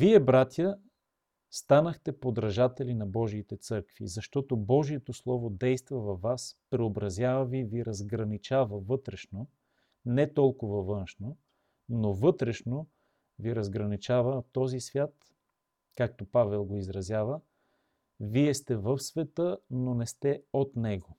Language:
Bulgarian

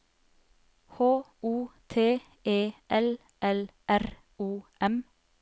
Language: Norwegian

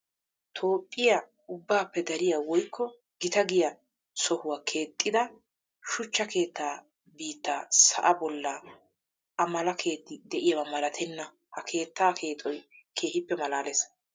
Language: Wolaytta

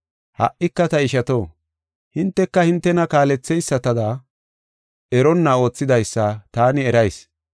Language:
Gofa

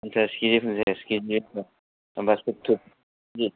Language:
Bodo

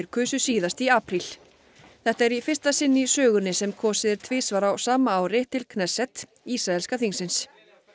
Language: Icelandic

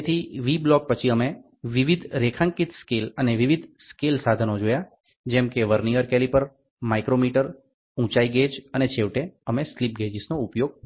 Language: Gujarati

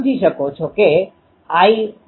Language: Gujarati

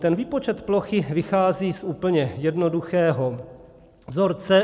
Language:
Czech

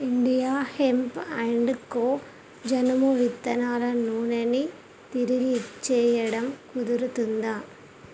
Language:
Telugu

